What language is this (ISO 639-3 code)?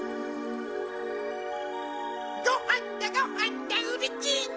jpn